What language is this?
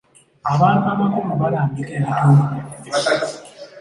Ganda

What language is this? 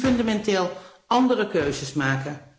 Dutch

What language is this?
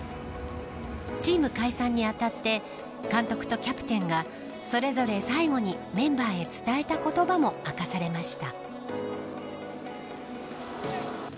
Japanese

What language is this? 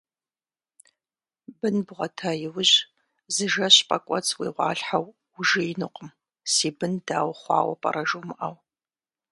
Kabardian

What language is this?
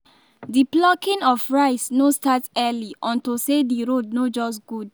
Nigerian Pidgin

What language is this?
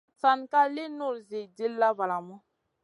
Masana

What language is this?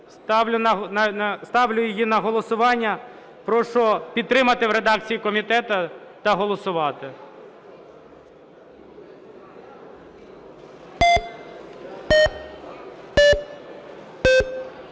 Ukrainian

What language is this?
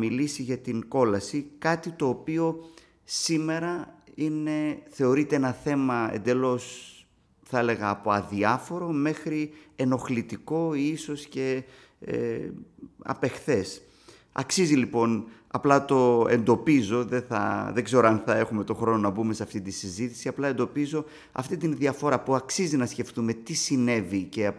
Greek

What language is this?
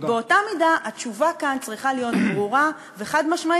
Hebrew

